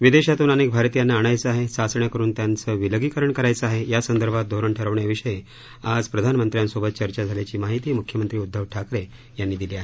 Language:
Marathi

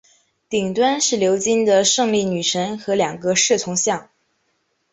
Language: Chinese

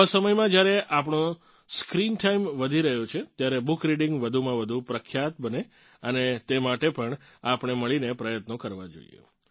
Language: Gujarati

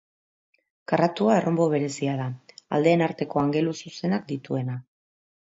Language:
Basque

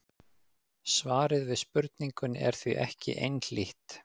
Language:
Icelandic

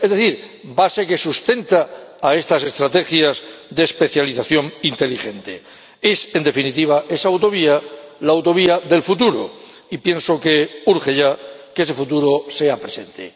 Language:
Spanish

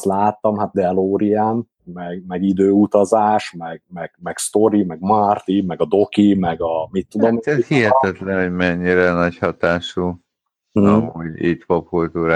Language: Hungarian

